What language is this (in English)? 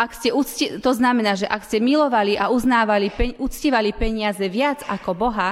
Slovak